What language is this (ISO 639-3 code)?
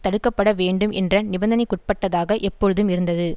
tam